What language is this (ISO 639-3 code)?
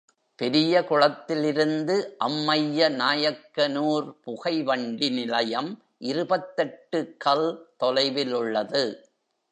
tam